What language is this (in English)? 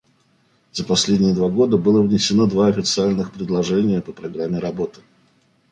Russian